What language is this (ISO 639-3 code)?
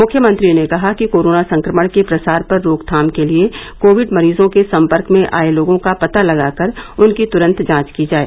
hin